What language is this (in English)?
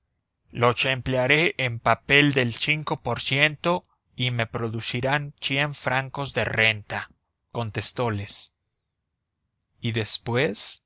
Spanish